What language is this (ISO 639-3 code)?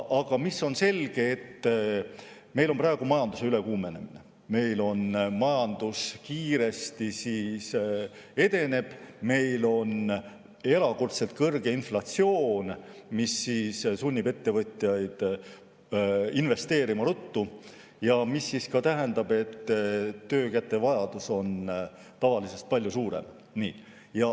est